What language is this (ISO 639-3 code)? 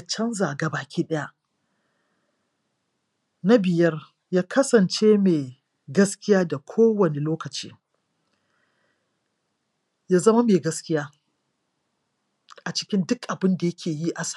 hau